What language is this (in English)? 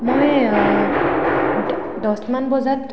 Assamese